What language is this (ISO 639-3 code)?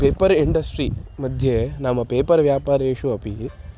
san